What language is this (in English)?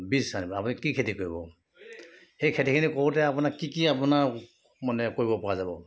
Assamese